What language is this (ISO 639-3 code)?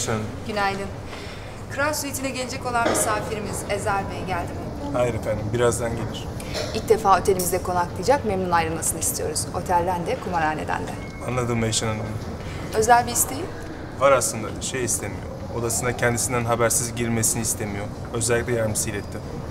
tur